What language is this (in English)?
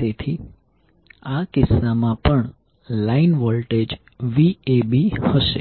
Gujarati